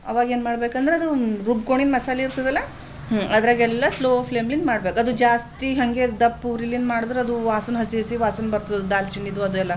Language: Kannada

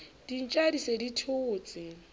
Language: Southern Sotho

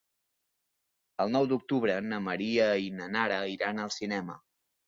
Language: Catalan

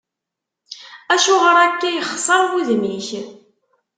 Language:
Kabyle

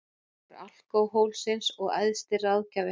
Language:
Icelandic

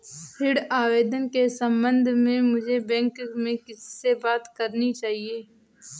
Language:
Hindi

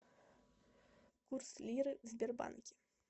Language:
Russian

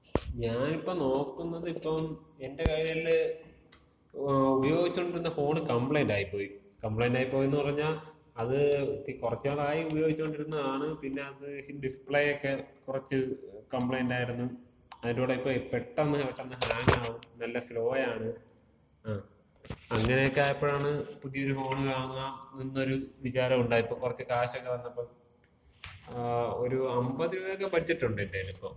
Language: Malayalam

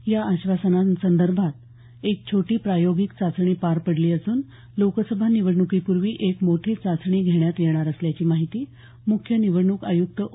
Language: Marathi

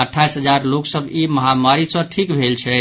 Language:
Maithili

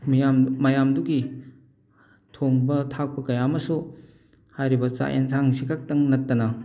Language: Manipuri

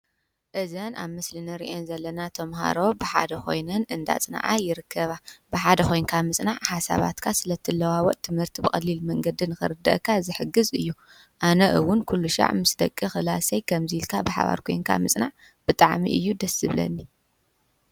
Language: Tigrinya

